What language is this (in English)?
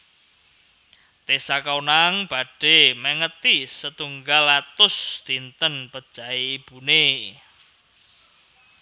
Javanese